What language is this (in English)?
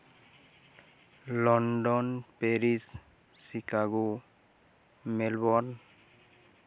Santali